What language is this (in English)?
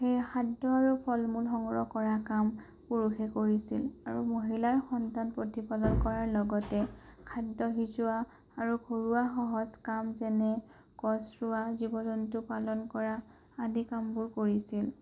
Assamese